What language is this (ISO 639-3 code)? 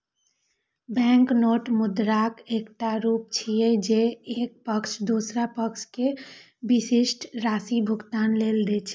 mai